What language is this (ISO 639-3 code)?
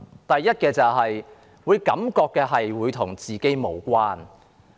yue